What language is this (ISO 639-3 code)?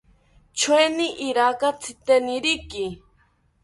cpy